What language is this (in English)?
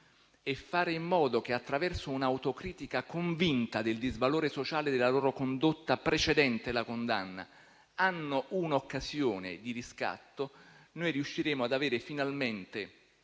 Italian